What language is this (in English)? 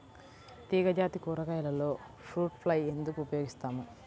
Telugu